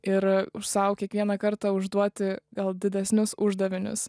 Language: Lithuanian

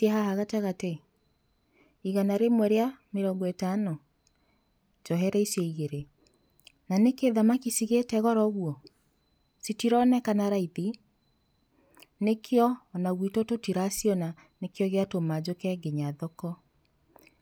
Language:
Kikuyu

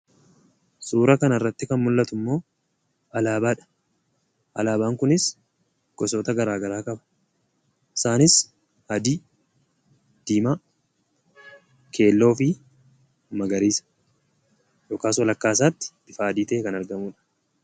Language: Oromo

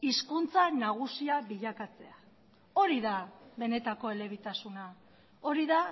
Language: Basque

